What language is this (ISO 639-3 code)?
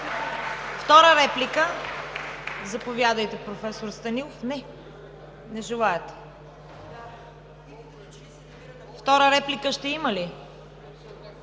bul